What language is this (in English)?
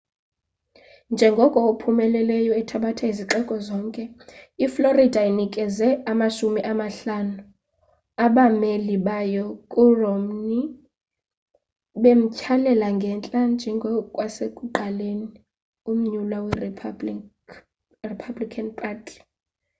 Xhosa